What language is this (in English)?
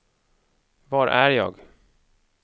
Swedish